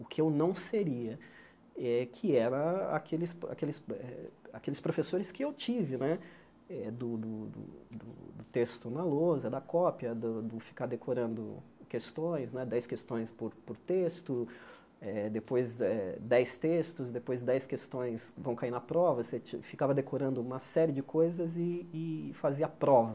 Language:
Portuguese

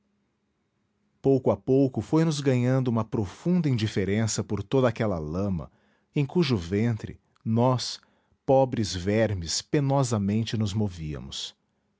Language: Portuguese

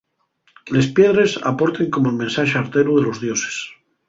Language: Asturian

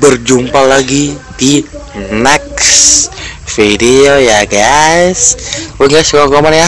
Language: Indonesian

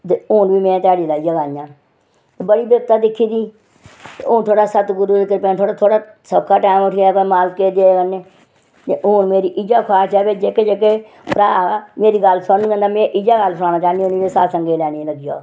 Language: Dogri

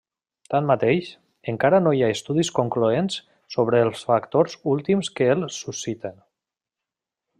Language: Catalan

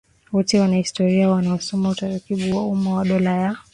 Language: Swahili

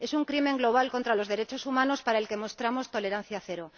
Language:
Spanish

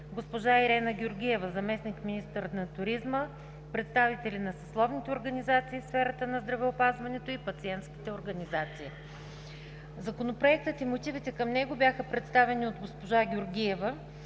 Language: Bulgarian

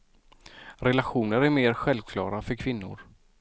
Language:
Swedish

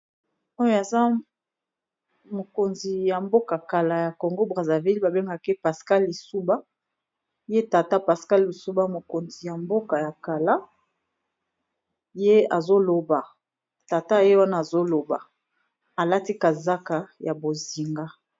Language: Lingala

